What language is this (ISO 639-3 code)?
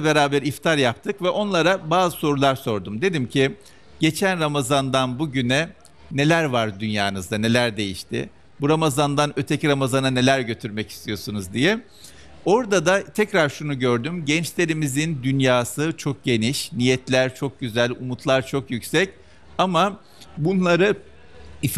tur